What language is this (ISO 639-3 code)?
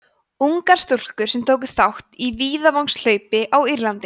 isl